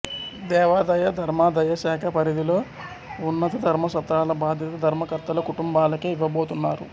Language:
Telugu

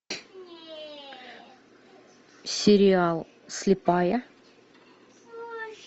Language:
Russian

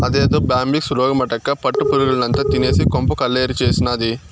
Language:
Telugu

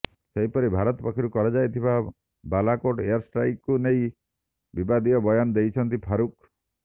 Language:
Odia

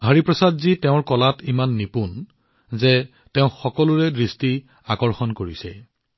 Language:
Assamese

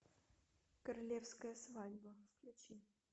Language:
Russian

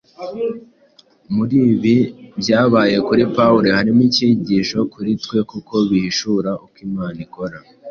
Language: Kinyarwanda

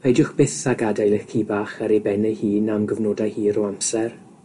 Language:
Welsh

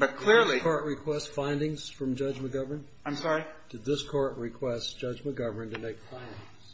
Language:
English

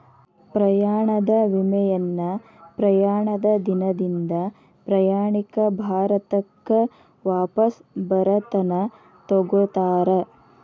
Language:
Kannada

